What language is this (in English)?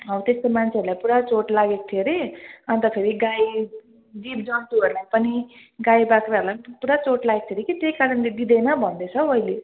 Nepali